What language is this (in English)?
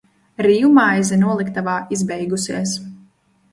Latvian